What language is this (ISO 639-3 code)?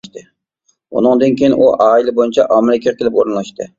uig